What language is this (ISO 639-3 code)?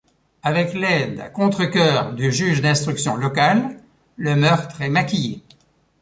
fra